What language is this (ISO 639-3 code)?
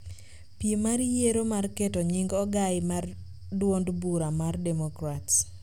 luo